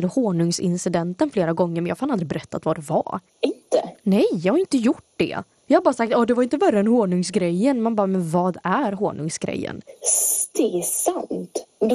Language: Swedish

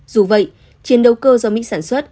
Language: Vietnamese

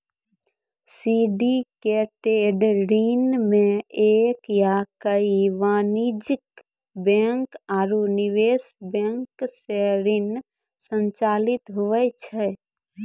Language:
Maithili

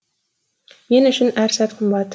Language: Kazakh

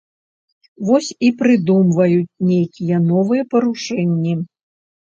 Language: Belarusian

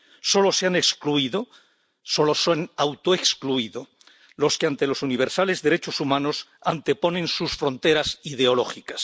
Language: Spanish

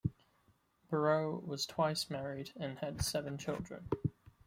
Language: English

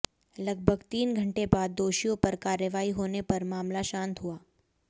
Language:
Hindi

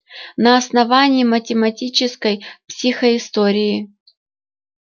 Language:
Russian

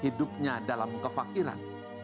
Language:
Indonesian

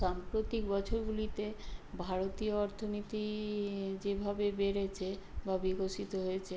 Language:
Bangla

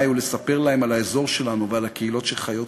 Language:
Hebrew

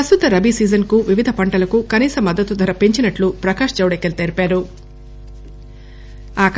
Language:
Telugu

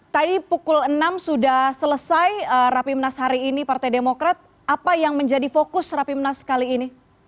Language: Indonesian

